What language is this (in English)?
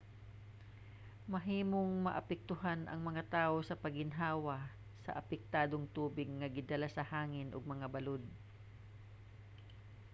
Cebuano